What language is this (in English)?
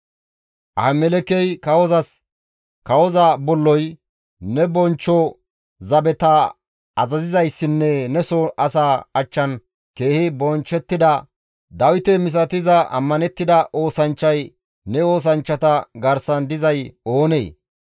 Gamo